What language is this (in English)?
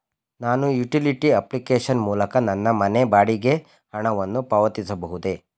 Kannada